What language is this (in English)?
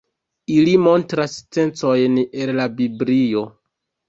Esperanto